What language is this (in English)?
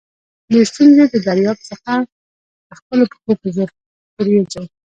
Pashto